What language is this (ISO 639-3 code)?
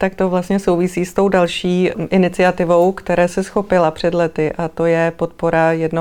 ces